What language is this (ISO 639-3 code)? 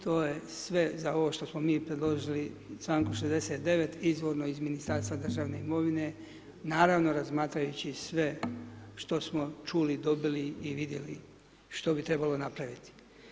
hrv